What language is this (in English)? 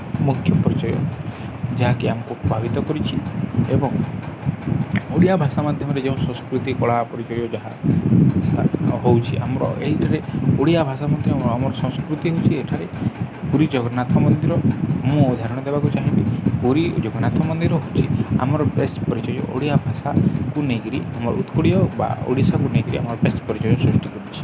Odia